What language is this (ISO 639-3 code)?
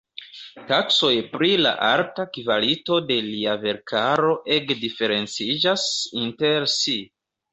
epo